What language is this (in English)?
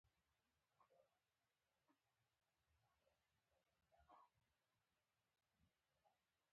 Pashto